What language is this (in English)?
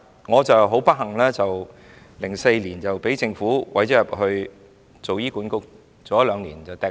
Cantonese